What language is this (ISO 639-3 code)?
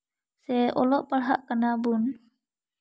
sat